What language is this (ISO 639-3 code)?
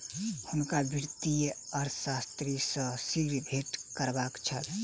mai